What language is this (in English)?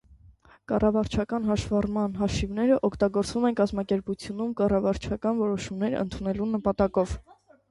Armenian